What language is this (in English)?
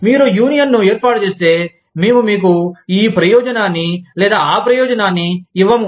Telugu